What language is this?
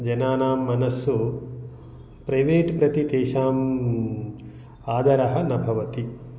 Sanskrit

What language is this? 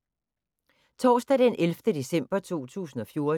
Danish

